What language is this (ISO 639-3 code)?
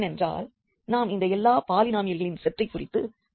tam